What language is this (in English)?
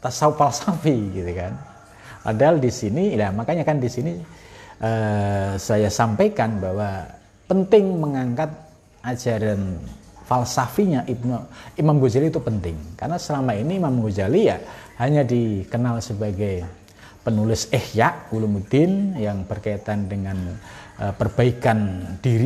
Indonesian